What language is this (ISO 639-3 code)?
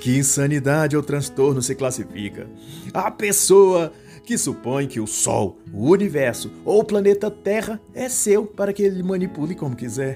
por